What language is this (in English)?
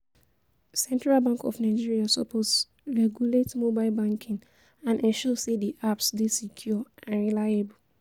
Nigerian Pidgin